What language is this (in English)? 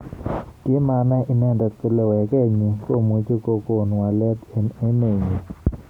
Kalenjin